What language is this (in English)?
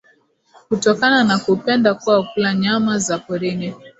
Swahili